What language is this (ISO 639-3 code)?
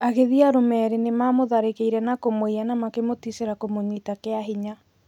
kik